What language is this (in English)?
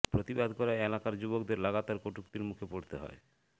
Bangla